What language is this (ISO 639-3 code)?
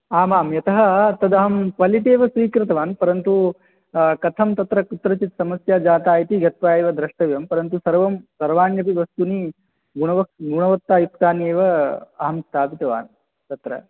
san